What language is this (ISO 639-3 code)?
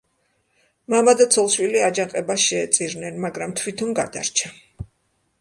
kat